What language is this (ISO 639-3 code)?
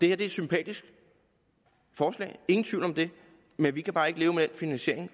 dan